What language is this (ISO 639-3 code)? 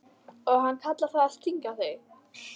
isl